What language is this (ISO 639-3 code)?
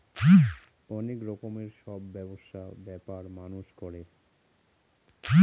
ben